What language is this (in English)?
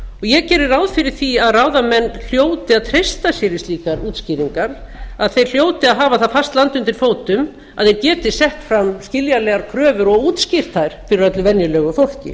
Icelandic